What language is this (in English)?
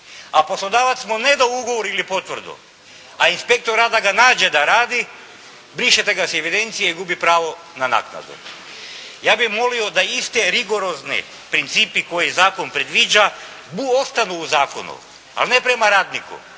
Croatian